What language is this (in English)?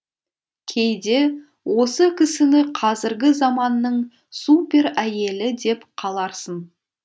Kazakh